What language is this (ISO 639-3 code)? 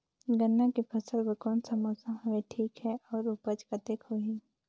hne